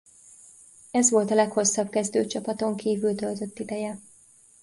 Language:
Hungarian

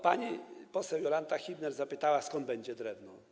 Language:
Polish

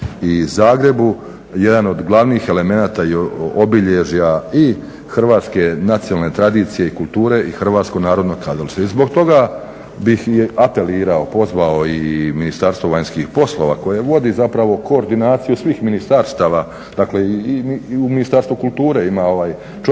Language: Croatian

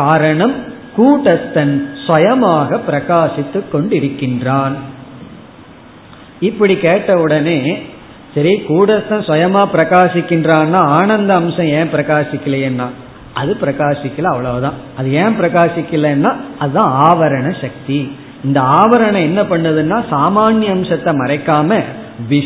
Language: Tamil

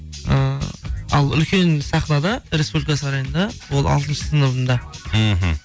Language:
Kazakh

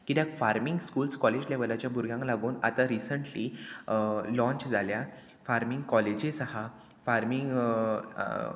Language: Konkani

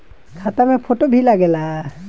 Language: Bhojpuri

